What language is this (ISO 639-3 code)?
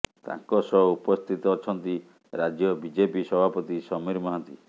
ori